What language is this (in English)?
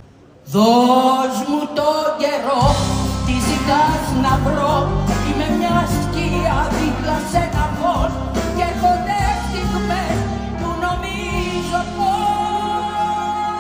Greek